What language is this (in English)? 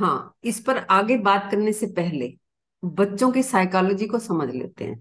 Hindi